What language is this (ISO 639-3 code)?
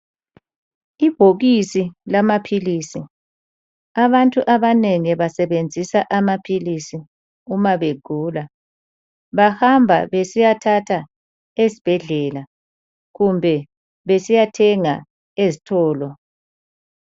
nde